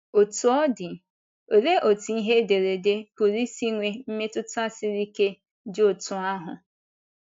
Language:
Igbo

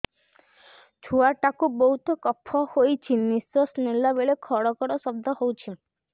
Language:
Odia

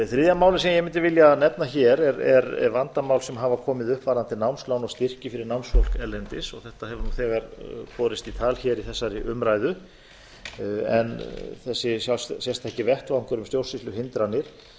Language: Icelandic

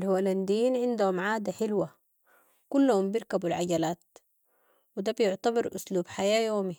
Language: Sudanese Arabic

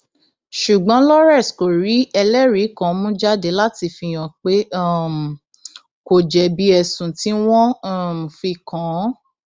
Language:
Yoruba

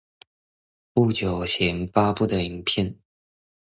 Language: Chinese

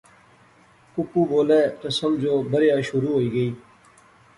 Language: Pahari-Potwari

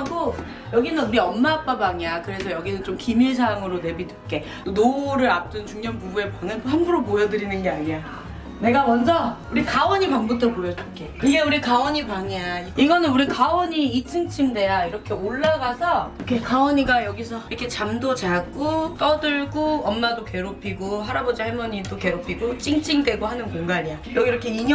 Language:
Korean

